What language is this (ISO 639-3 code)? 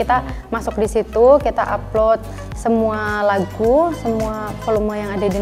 ind